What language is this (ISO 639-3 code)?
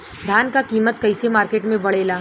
bho